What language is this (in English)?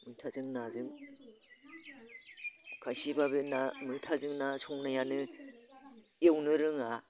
Bodo